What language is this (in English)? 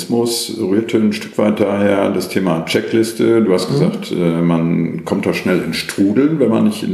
German